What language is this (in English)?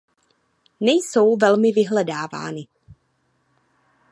Czech